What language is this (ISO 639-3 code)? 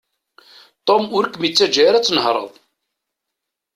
kab